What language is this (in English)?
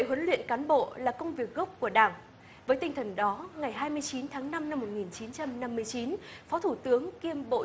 Vietnamese